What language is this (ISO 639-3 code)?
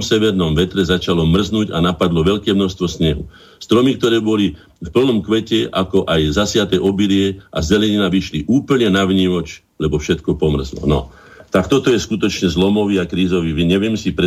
slk